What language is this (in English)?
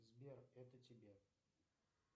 Russian